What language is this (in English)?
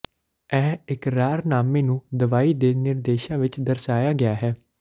Punjabi